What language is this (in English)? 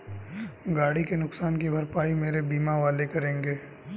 Hindi